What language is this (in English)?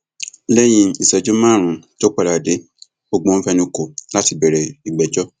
Yoruba